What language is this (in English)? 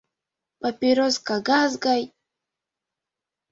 Mari